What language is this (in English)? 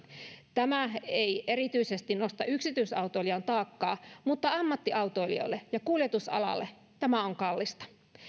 Finnish